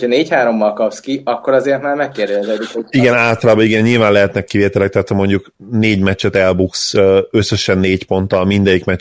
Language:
Hungarian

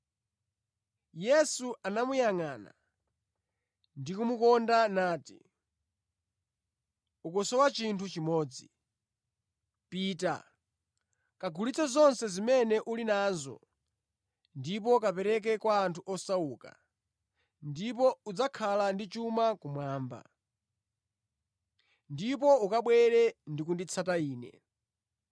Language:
Nyanja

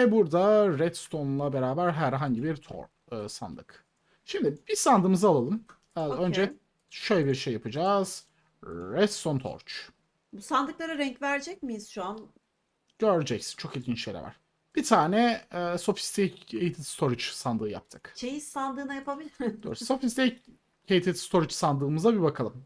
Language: Turkish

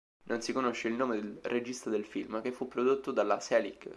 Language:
Italian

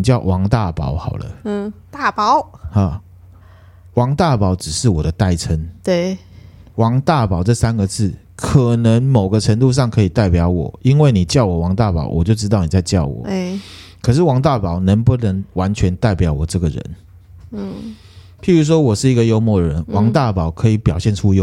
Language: Chinese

